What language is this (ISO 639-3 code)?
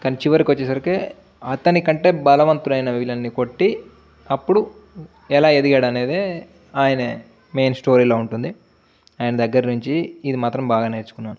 tel